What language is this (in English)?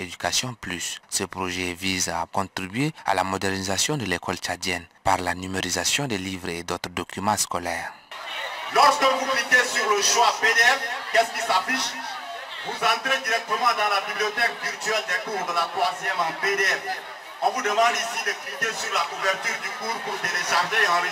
French